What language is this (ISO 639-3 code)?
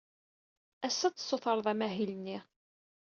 kab